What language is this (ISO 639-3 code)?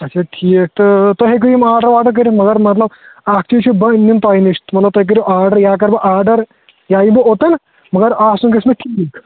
kas